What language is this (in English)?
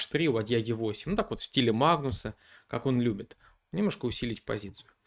Russian